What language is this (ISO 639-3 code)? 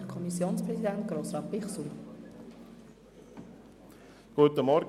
gsw